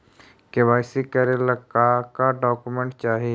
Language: Magahi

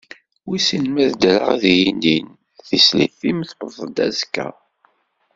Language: Kabyle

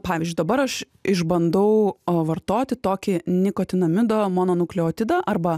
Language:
Lithuanian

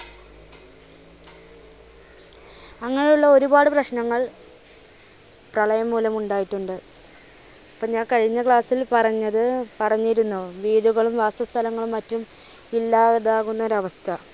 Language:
Malayalam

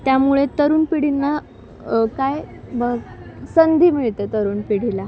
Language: Marathi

